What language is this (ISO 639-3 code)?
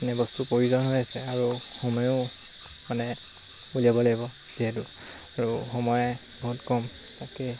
asm